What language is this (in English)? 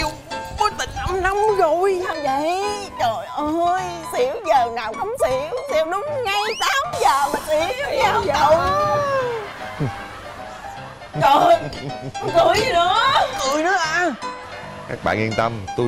Vietnamese